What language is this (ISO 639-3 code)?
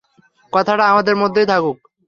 ben